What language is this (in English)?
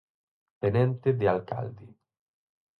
Galician